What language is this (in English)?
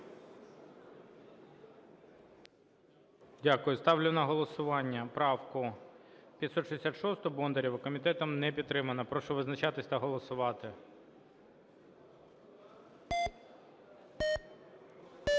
Ukrainian